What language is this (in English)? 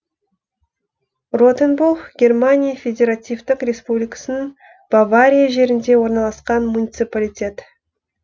Kazakh